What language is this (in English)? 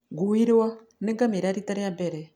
Kikuyu